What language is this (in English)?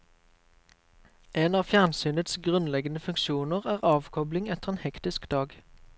Norwegian